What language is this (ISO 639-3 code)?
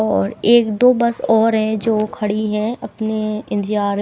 hin